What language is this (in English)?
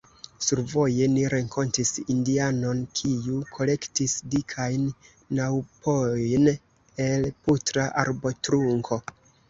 Esperanto